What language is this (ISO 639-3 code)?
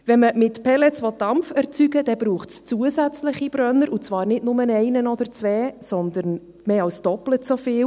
gsw